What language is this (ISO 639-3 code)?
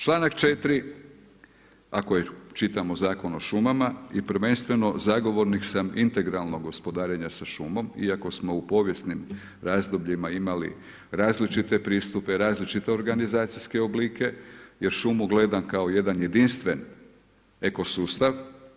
hrv